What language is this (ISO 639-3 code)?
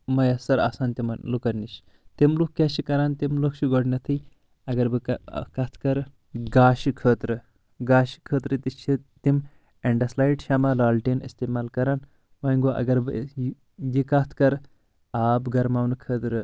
kas